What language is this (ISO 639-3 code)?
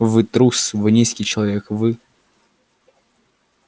rus